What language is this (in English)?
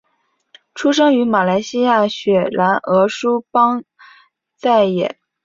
Chinese